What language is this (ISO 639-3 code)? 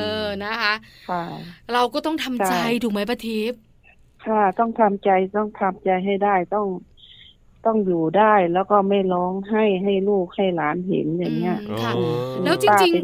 tha